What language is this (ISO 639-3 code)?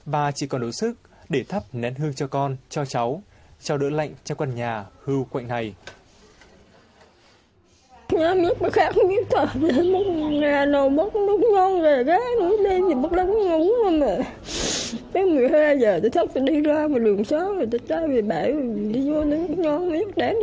vie